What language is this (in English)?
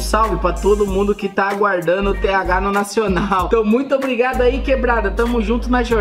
Portuguese